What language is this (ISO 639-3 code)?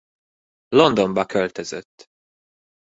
hun